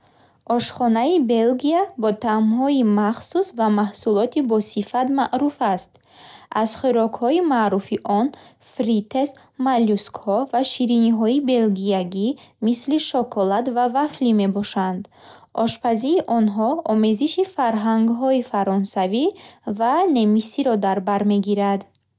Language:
Bukharic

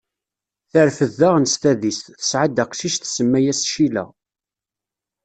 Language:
Kabyle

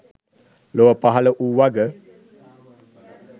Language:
Sinhala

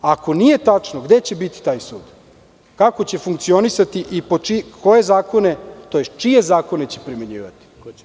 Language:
Serbian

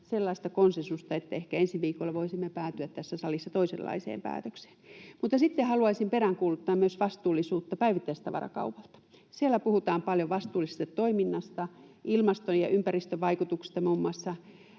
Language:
Finnish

